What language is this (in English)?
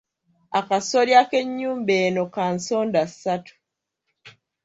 Ganda